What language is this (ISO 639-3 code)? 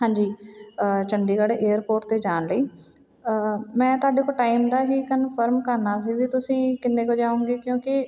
pan